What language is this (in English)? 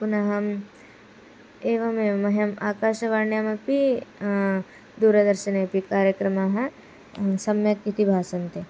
Sanskrit